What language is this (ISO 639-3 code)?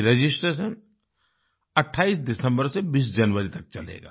hin